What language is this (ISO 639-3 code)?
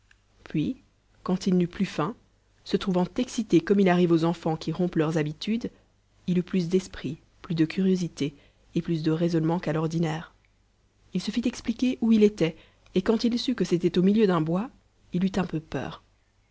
fra